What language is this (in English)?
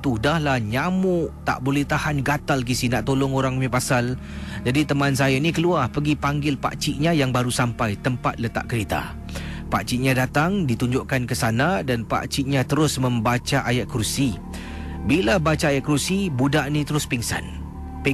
Malay